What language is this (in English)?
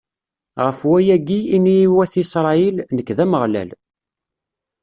Kabyle